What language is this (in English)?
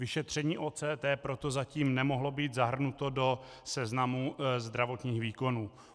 Czech